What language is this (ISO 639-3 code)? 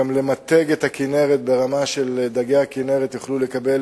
heb